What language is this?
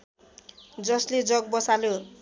Nepali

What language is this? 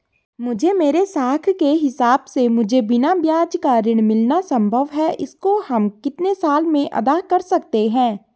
Hindi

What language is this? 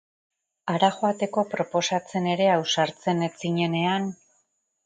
Basque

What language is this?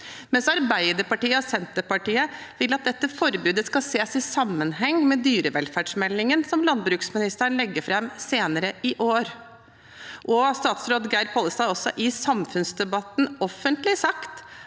Norwegian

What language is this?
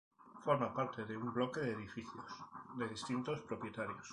Spanish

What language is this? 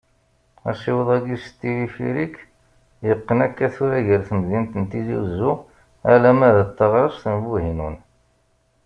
Kabyle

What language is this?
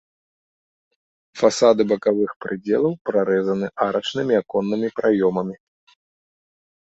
Belarusian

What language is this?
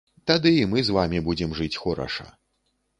Belarusian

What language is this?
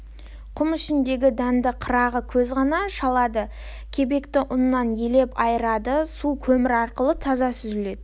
Kazakh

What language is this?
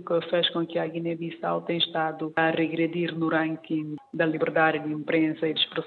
Portuguese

